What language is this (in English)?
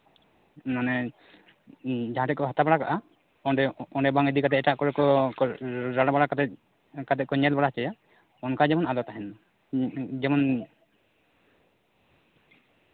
Santali